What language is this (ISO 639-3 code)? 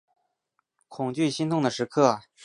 zho